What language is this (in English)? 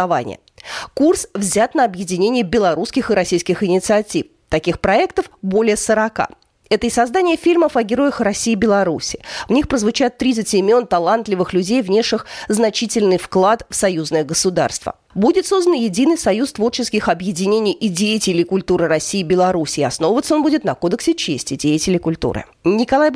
Russian